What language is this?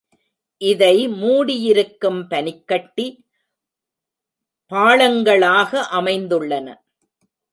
Tamil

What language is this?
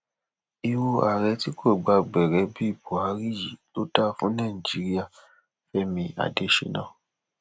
Yoruba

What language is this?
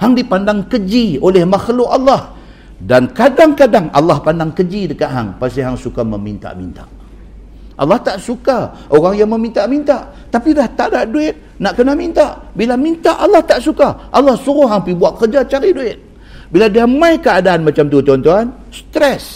Malay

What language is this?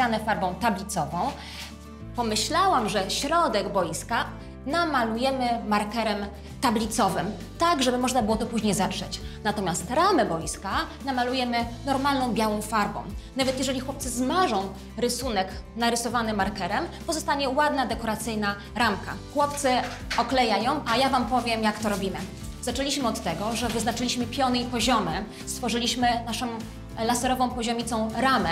Polish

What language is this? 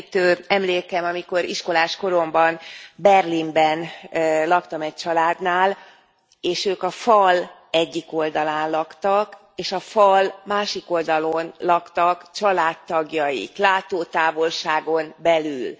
Hungarian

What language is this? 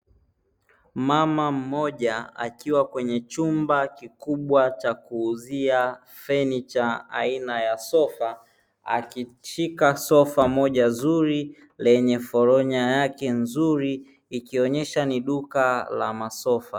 Swahili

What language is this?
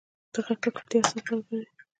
Pashto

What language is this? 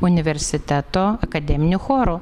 Lithuanian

